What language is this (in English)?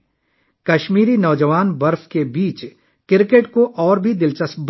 Urdu